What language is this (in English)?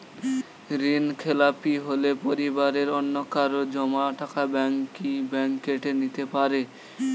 Bangla